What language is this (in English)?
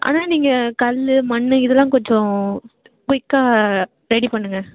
Tamil